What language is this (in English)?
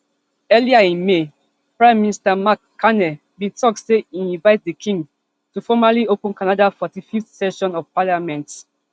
Nigerian Pidgin